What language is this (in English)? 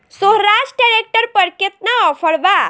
Bhojpuri